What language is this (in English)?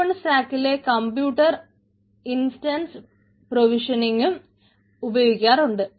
Malayalam